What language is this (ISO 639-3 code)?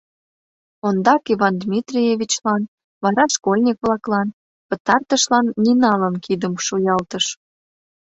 chm